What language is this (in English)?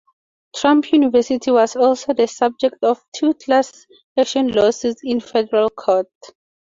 English